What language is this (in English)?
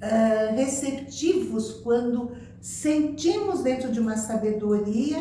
Portuguese